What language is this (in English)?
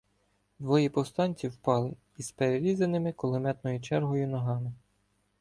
Ukrainian